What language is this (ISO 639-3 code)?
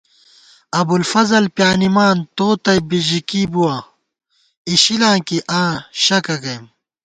gwt